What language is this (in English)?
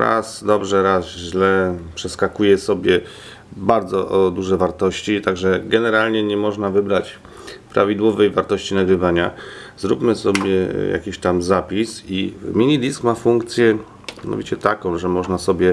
Polish